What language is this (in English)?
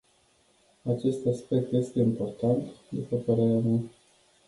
Romanian